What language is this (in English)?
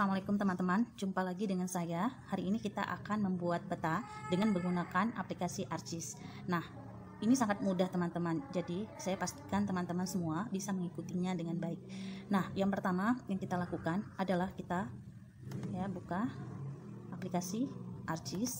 Indonesian